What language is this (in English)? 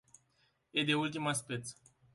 Romanian